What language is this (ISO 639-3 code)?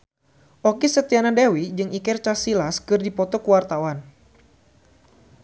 sun